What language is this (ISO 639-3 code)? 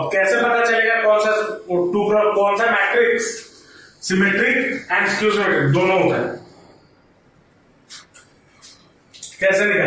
hin